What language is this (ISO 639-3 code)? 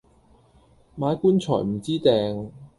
yue